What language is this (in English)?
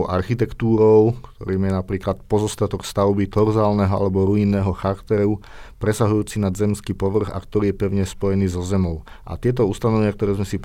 Slovak